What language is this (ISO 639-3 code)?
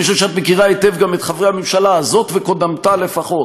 heb